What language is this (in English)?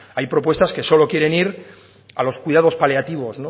Spanish